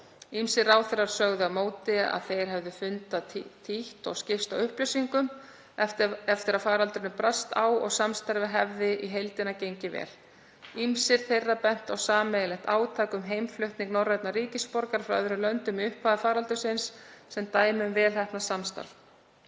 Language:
Icelandic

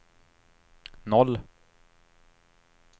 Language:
Swedish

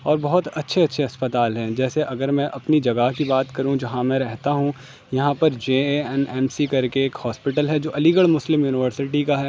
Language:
Urdu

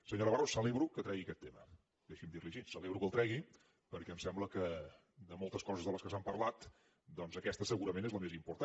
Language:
Catalan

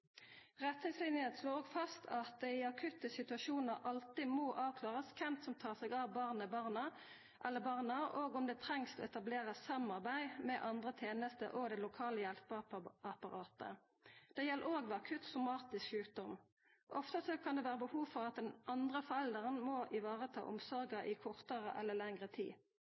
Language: Norwegian Nynorsk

